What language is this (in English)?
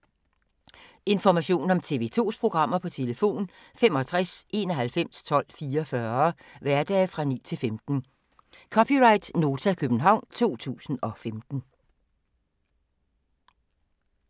Danish